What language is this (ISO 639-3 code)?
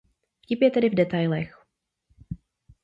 ces